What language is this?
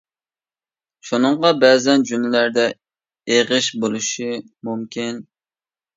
Uyghur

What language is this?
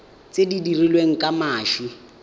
Tswana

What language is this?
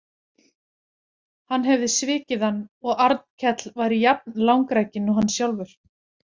Icelandic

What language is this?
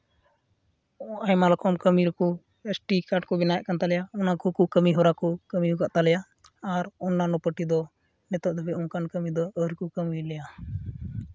Santali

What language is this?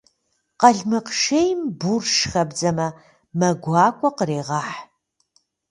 Kabardian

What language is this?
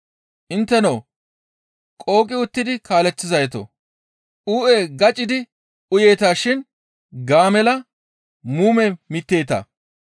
Gamo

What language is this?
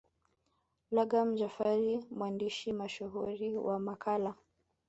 Swahili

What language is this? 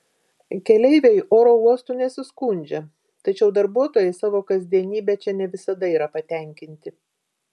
Lithuanian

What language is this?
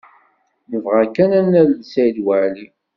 Kabyle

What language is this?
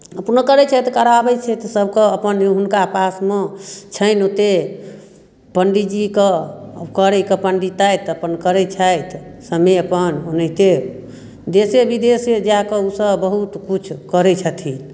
Maithili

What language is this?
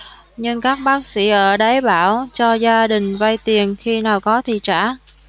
Vietnamese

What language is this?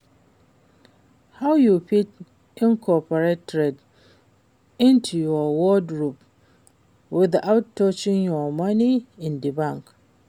Nigerian Pidgin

